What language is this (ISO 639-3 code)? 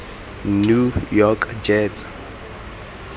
tsn